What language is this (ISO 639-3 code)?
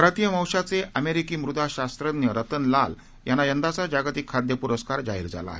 mar